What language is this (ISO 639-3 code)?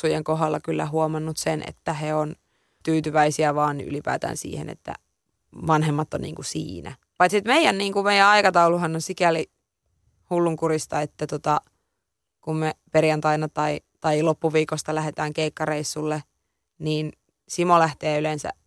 fin